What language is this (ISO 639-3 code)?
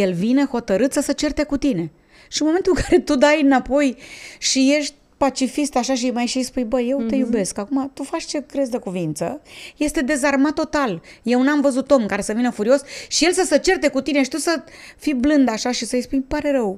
ron